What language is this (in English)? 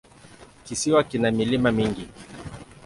Swahili